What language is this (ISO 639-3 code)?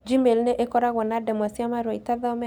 kik